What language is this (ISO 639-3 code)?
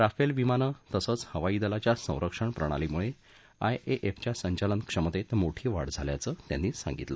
mar